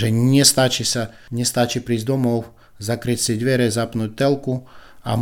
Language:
Slovak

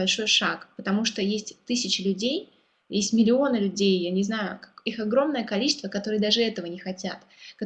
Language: Russian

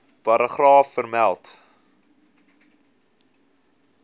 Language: Afrikaans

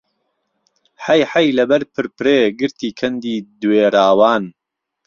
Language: Central Kurdish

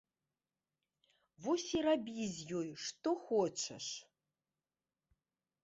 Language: Belarusian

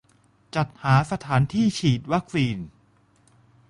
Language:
Thai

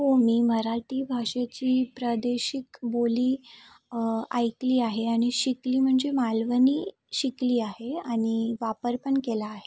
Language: Marathi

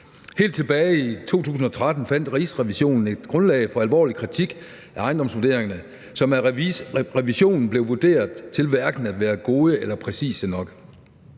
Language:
Danish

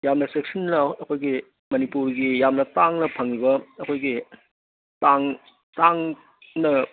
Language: Manipuri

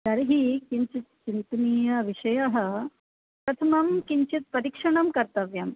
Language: Sanskrit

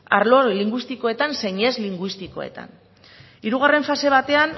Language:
Basque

